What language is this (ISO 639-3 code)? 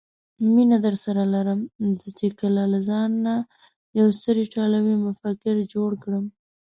pus